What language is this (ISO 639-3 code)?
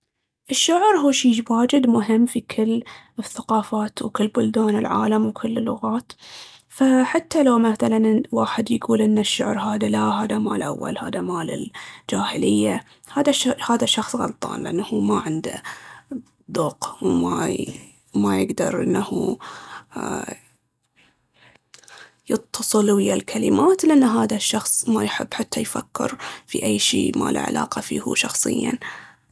abv